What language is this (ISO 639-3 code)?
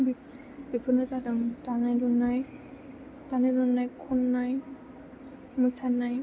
brx